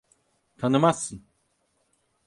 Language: Turkish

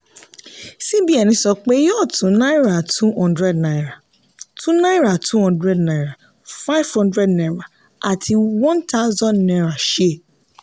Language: Yoruba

